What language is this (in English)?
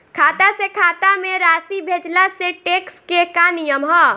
Bhojpuri